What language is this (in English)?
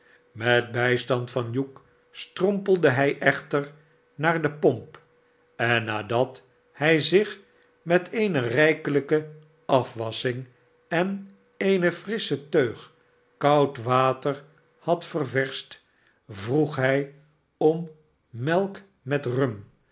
Dutch